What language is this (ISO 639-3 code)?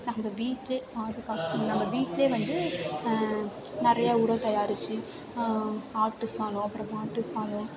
tam